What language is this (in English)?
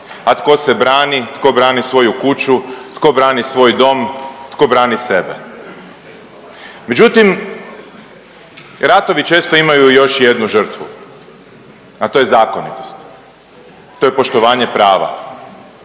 Croatian